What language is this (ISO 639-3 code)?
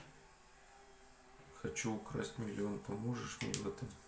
rus